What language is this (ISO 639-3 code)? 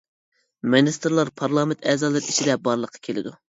uig